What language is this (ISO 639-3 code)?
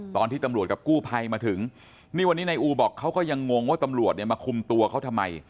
tha